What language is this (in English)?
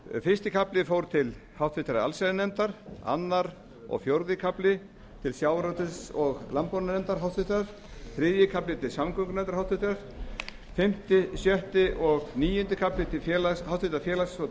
Icelandic